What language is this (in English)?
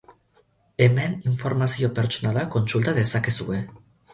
Basque